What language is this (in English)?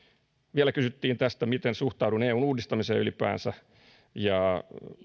Finnish